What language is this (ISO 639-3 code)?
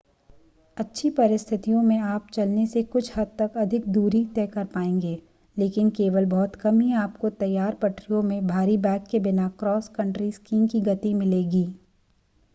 hin